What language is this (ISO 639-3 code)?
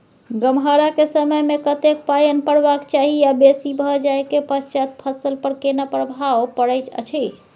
mai